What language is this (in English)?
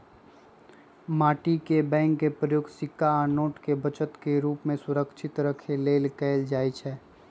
Magahi